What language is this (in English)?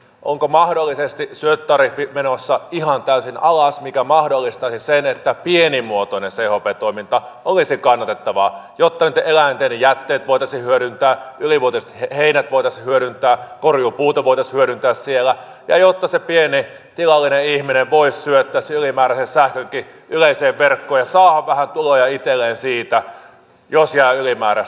Finnish